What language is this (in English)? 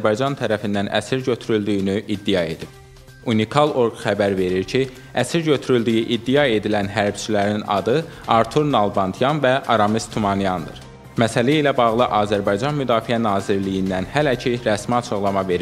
Turkish